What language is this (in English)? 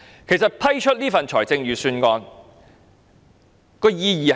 Cantonese